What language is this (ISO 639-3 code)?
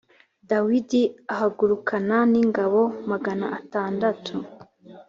kin